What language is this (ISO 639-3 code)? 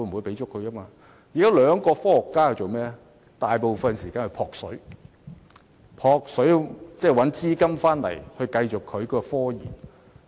yue